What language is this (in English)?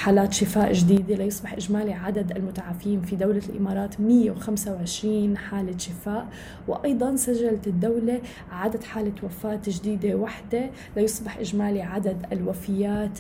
Arabic